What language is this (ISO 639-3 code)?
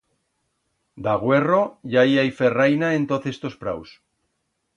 arg